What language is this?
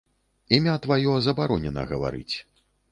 Belarusian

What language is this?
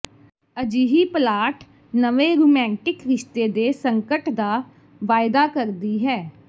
Punjabi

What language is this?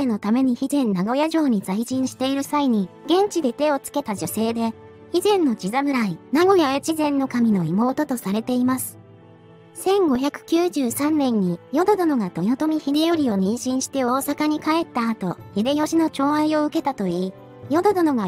Japanese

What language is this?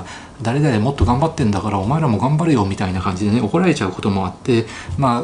Japanese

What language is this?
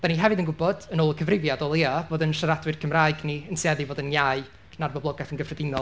Welsh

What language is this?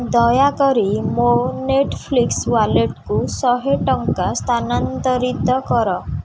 Odia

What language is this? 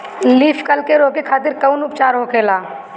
Bhojpuri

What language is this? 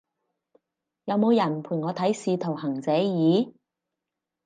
Cantonese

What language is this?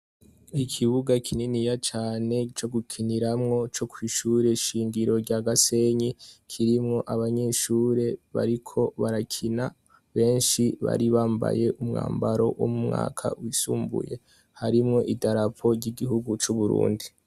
Rundi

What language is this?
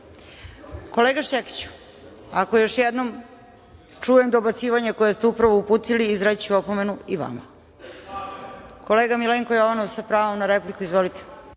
Serbian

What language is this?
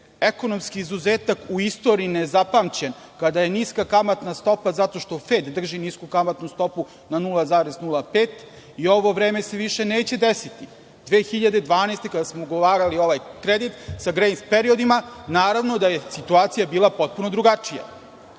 Serbian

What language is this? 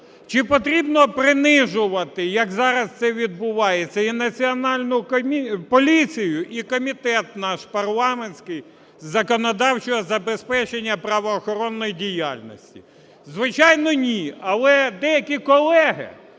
Ukrainian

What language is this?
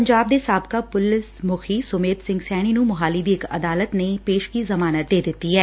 Punjabi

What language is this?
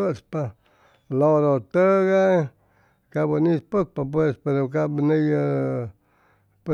Chimalapa Zoque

